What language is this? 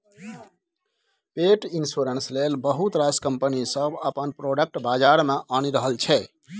Maithili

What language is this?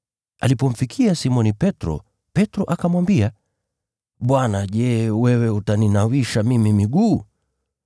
Swahili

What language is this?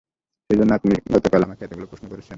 Bangla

